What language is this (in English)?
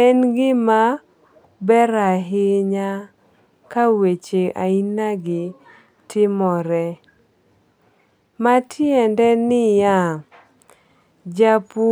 Luo (Kenya and Tanzania)